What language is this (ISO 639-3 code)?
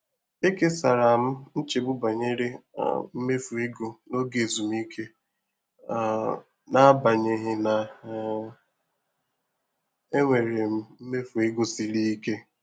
ibo